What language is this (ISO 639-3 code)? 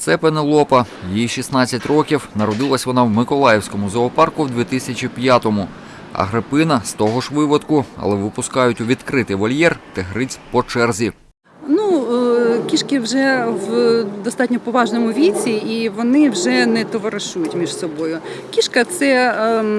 ukr